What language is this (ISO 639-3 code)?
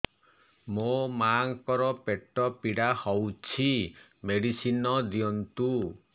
ori